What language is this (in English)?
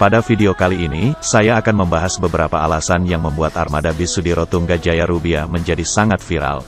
Indonesian